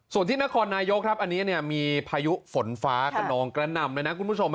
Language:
Thai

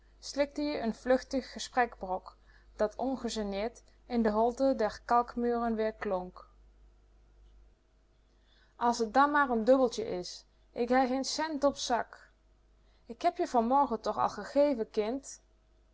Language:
Dutch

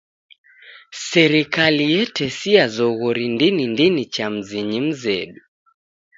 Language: Taita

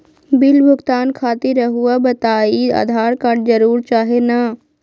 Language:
Magahi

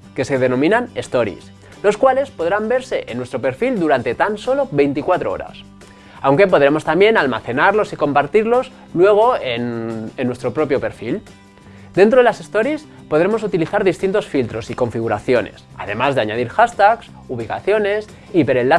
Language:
Spanish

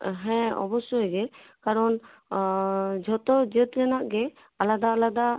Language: Santali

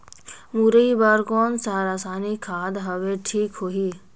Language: Chhattisgarhi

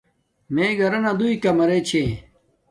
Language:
Domaaki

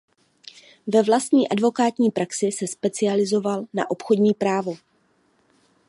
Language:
Czech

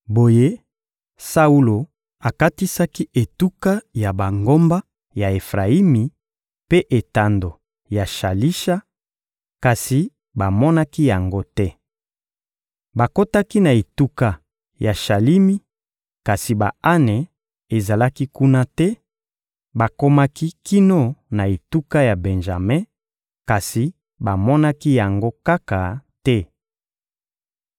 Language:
Lingala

